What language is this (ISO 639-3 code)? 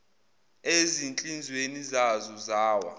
zul